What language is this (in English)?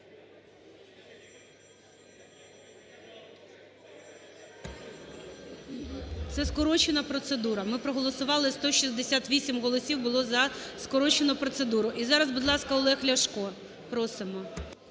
Ukrainian